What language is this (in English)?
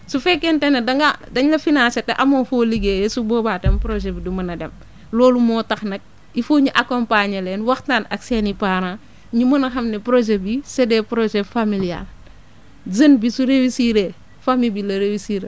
Wolof